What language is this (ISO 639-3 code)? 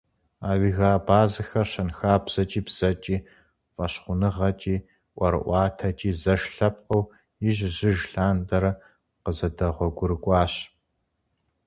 kbd